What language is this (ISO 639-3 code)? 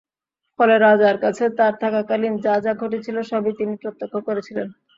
ben